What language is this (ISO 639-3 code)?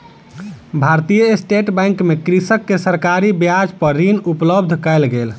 mai